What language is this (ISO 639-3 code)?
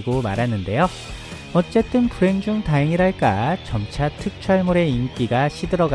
kor